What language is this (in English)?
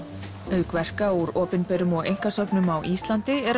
Icelandic